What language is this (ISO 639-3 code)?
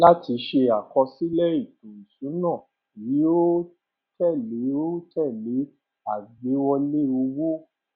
yor